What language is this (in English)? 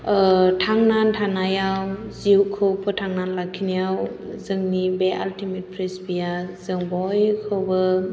Bodo